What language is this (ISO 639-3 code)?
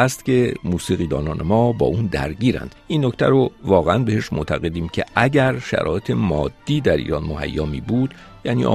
fas